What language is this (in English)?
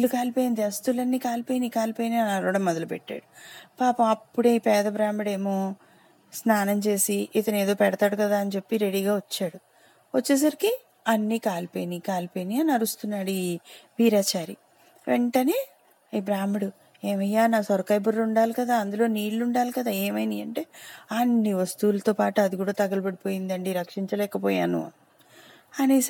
Telugu